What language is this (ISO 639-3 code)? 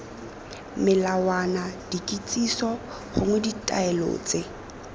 tsn